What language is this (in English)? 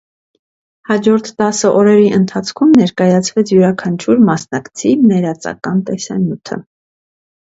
Armenian